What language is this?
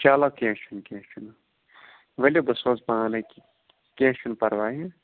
Kashmiri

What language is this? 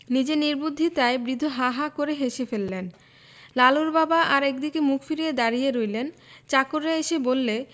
Bangla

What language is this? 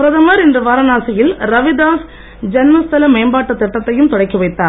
Tamil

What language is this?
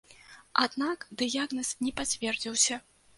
Belarusian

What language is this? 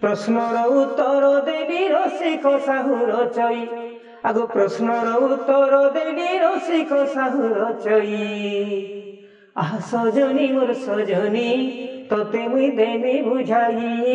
Hindi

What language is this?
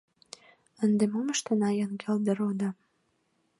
Mari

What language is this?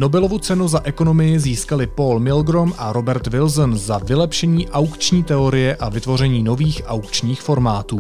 Czech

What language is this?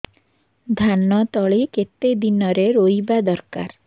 Odia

